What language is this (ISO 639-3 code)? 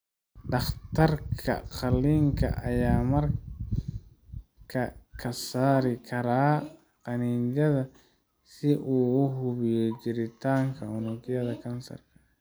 som